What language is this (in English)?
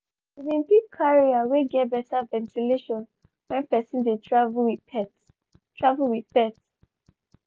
Nigerian Pidgin